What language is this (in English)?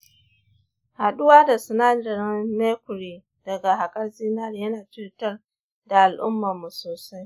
Hausa